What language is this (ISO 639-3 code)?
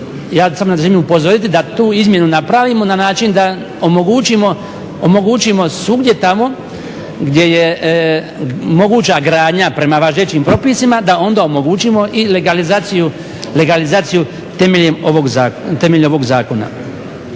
hrv